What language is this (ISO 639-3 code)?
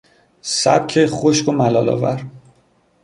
fas